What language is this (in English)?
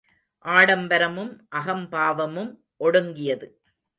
Tamil